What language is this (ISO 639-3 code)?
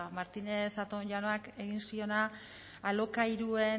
eus